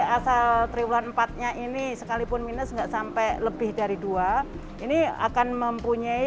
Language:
Indonesian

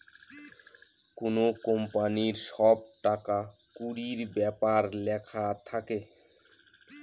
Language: Bangla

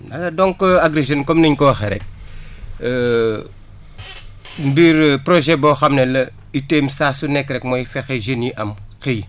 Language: Wolof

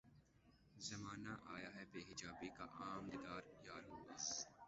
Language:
Urdu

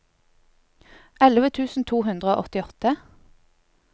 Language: Norwegian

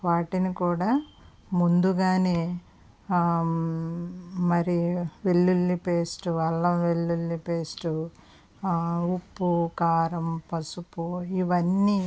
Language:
Telugu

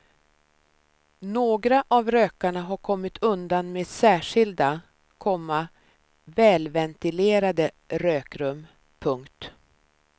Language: Swedish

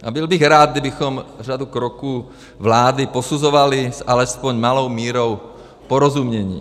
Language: Czech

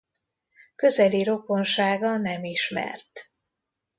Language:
Hungarian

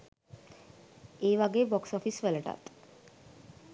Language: Sinhala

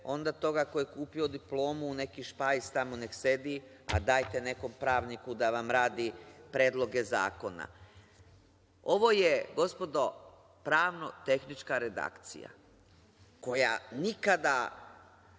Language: Serbian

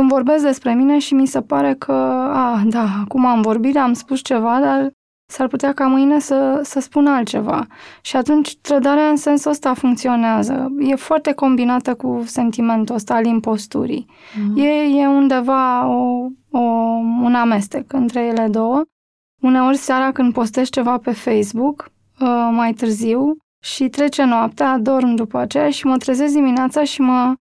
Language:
Romanian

